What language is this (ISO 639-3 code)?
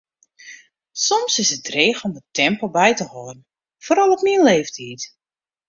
fry